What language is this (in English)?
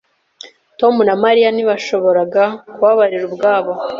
Kinyarwanda